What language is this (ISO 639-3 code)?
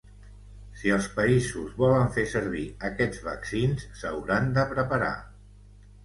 cat